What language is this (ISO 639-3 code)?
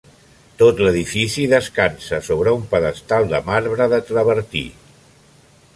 cat